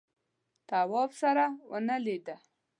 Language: Pashto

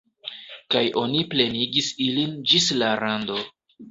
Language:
Esperanto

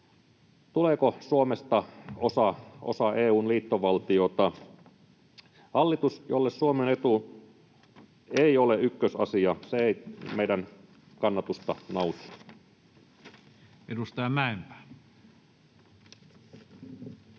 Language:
Finnish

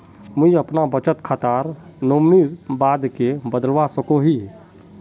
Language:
Magahi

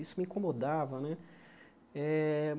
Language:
Portuguese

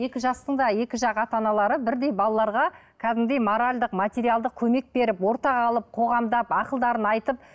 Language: Kazakh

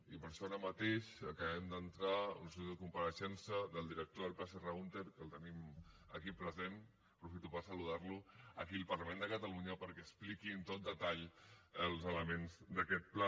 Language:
Catalan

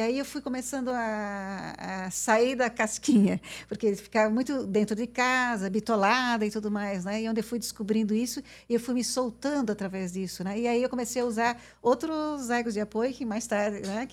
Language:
Portuguese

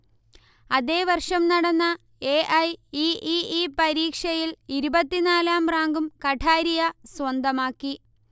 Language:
Malayalam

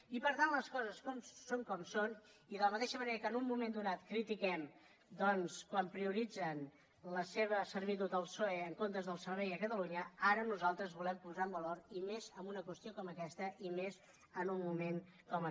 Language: Catalan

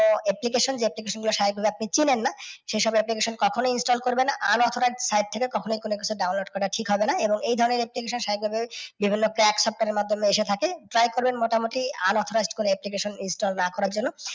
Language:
Bangla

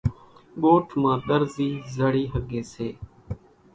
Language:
Kachi Koli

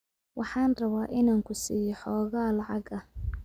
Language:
Somali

